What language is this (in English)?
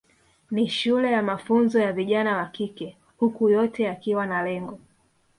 Swahili